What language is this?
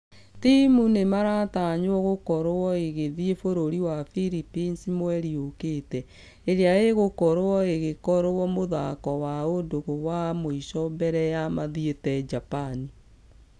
Kikuyu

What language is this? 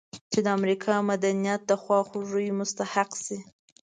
Pashto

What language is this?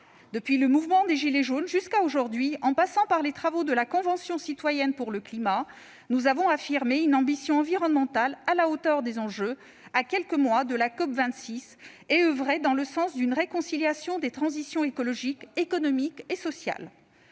French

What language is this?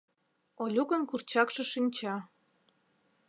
Mari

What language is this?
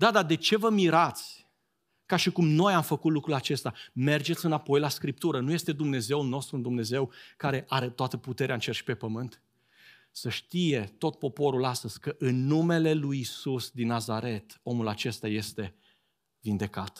Romanian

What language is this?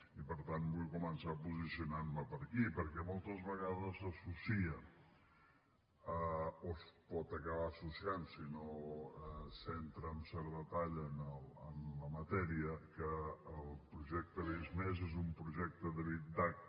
Catalan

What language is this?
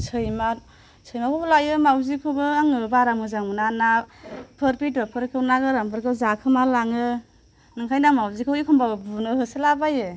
Bodo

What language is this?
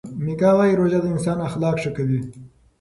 Pashto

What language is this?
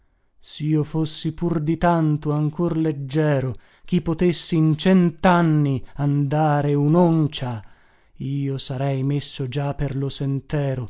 Italian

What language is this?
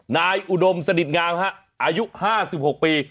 Thai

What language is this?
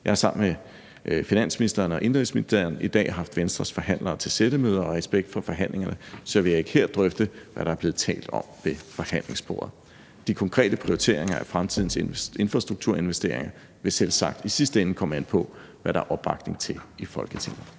Danish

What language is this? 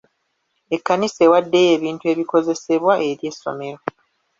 Ganda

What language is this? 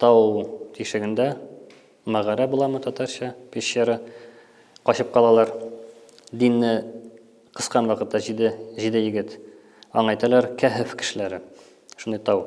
Turkish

